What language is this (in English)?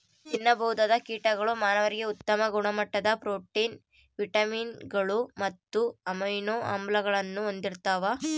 Kannada